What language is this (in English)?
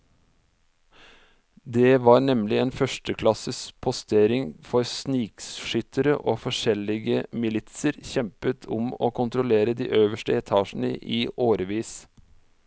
Norwegian